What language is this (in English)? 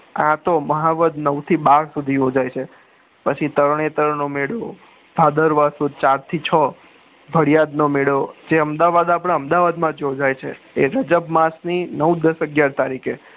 Gujarati